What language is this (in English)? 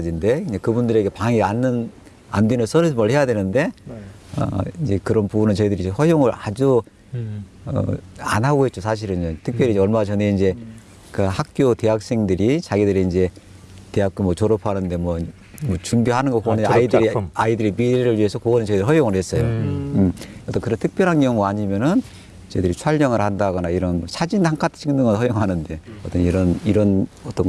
Korean